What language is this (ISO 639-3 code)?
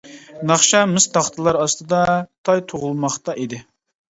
uig